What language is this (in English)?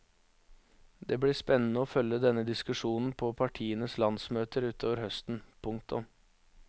Norwegian